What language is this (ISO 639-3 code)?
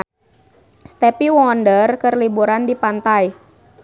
sun